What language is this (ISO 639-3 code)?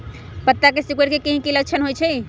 mag